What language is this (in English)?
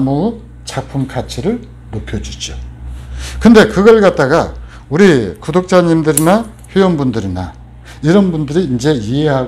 Korean